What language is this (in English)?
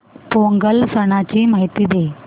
Marathi